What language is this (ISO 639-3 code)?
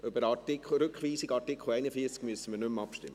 gsw